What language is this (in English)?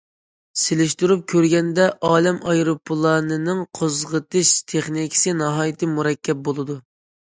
Uyghur